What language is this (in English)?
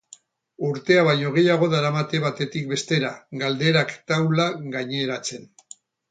Basque